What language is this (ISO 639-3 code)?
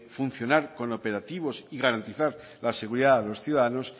spa